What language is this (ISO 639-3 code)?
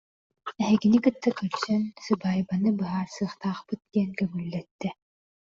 sah